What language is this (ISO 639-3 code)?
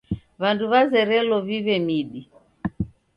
dav